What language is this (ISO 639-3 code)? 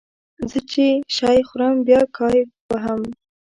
pus